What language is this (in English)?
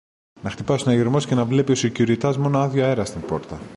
Greek